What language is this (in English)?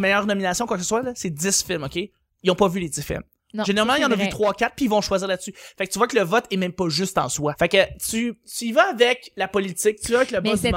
French